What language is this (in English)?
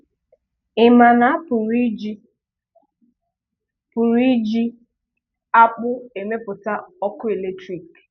Igbo